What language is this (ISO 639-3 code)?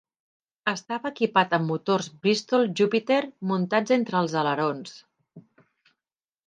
cat